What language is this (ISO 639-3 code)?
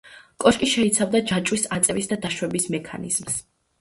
kat